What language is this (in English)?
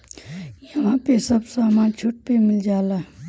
Bhojpuri